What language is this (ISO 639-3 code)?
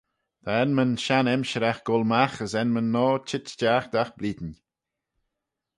glv